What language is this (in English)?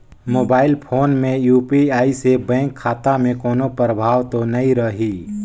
Chhattisgarhi